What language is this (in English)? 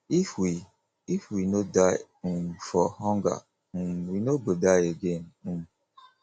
Nigerian Pidgin